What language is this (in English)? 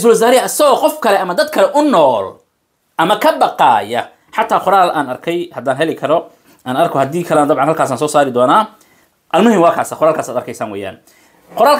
Arabic